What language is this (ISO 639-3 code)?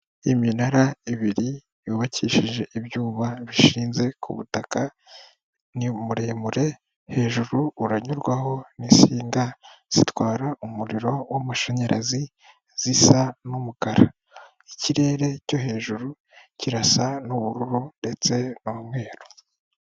kin